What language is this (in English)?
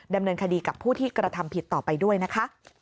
Thai